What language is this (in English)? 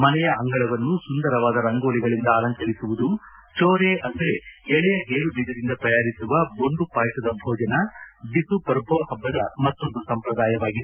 Kannada